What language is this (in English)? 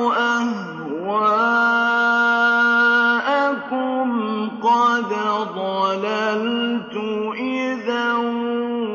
Arabic